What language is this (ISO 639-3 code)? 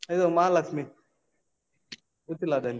kan